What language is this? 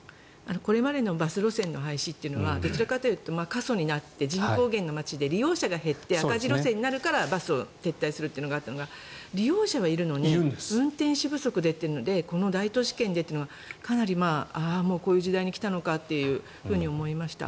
Japanese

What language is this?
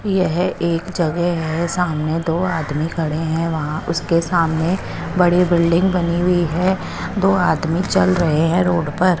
Hindi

